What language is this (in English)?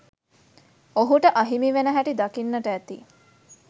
Sinhala